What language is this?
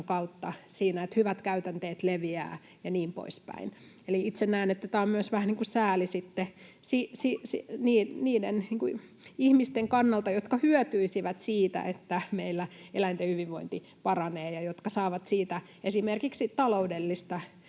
Finnish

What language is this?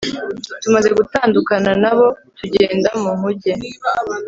Kinyarwanda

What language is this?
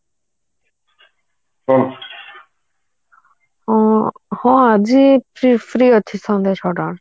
Odia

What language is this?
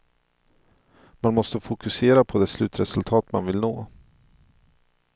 Swedish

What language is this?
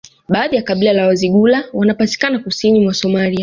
Swahili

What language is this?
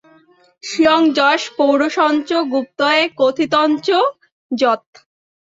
Bangla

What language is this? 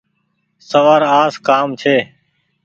Goaria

